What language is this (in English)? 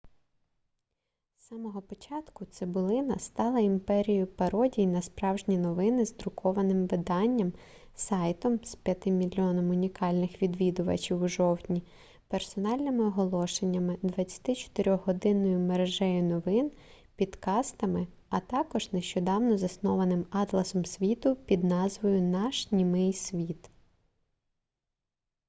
Ukrainian